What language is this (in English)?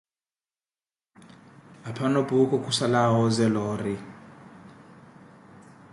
Koti